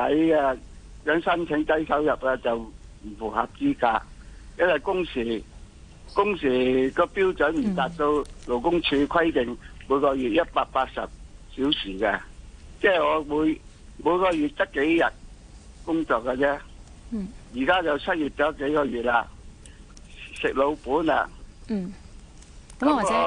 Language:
Chinese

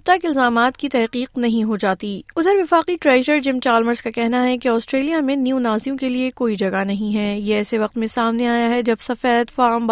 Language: Urdu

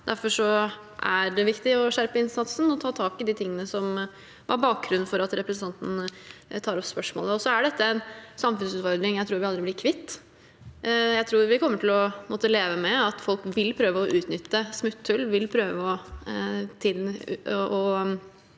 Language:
Norwegian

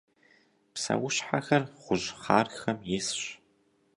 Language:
Kabardian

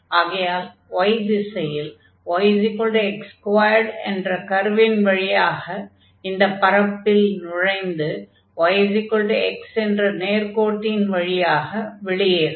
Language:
Tamil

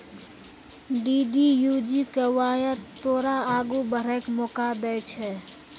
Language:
Maithili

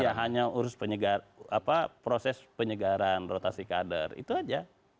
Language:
Indonesian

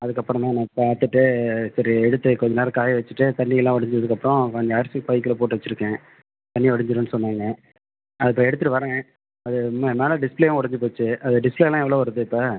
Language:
Tamil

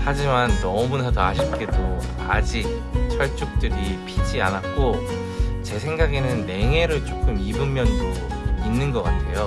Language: Korean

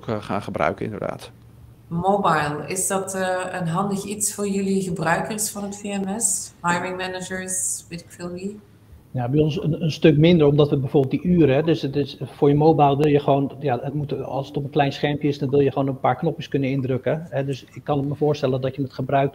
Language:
Dutch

